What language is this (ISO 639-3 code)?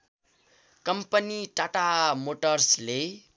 nep